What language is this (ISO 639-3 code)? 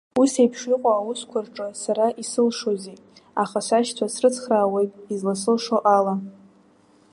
abk